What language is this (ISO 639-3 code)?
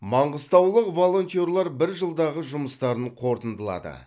kaz